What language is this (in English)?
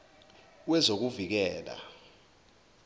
Zulu